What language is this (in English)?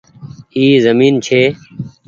Goaria